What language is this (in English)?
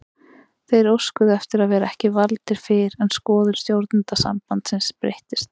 Icelandic